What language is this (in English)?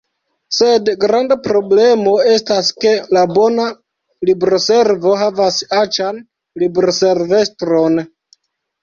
Esperanto